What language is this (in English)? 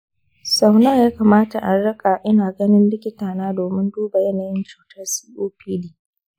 Hausa